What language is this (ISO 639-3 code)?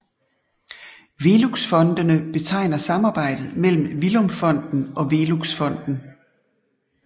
dan